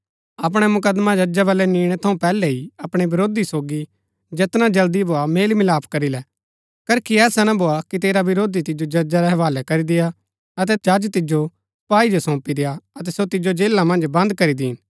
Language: Gaddi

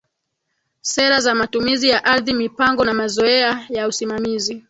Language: Swahili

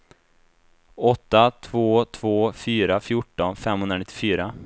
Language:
Swedish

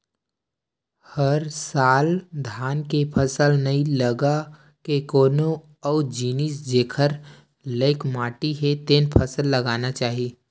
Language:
Chhattisgarhi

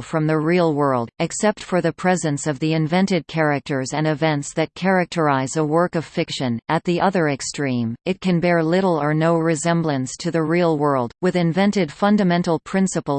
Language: English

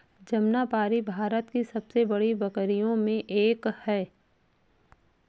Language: Hindi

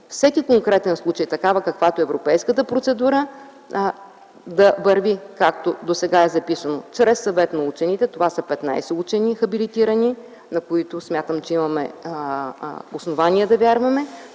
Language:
Bulgarian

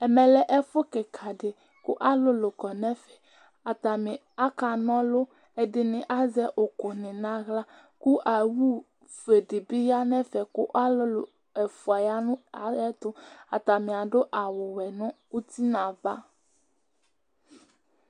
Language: Ikposo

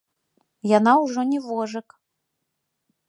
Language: Belarusian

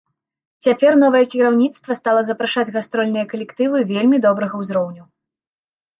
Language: Belarusian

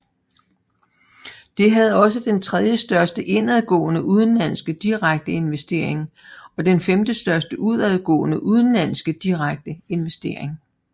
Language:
Danish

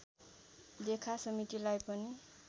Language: Nepali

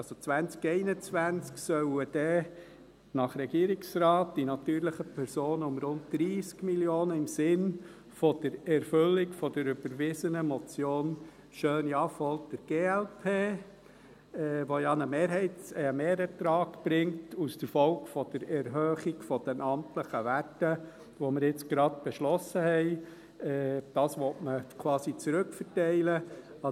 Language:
Swiss German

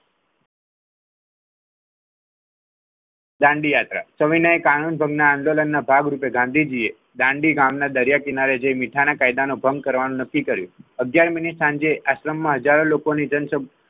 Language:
Gujarati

